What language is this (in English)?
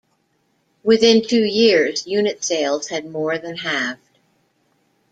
English